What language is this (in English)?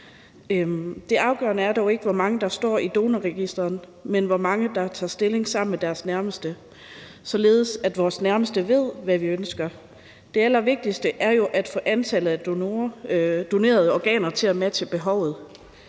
Danish